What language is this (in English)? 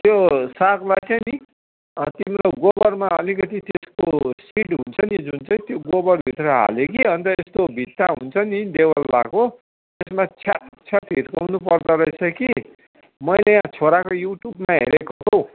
Nepali